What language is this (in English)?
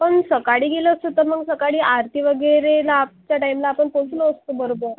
Marathi